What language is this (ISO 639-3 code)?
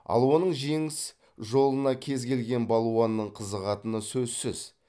kaz